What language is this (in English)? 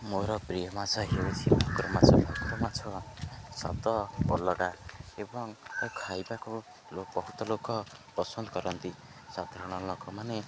Odia